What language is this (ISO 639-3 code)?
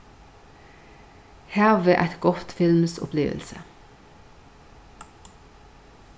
fao